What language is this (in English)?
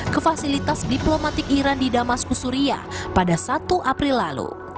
Indonesian